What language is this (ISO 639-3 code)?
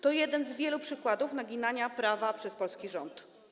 pol